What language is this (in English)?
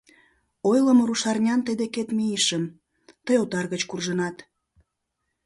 Mari